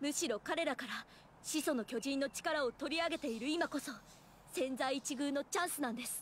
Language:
Japanese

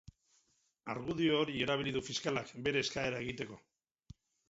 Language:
Basque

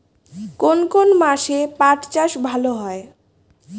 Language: Bangla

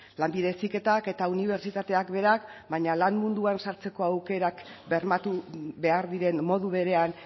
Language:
Basque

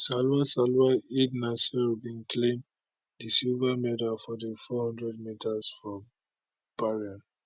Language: Nigerian Pidgin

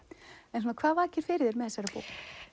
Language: Icelandic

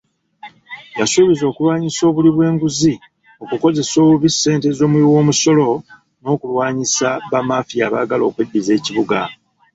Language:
Ganda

